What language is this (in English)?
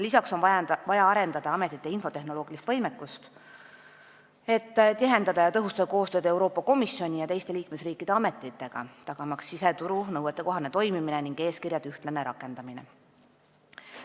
Estonian